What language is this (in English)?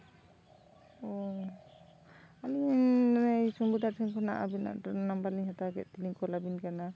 Santali